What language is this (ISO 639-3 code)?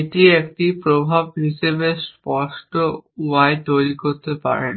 ben